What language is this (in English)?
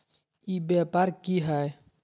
Magahi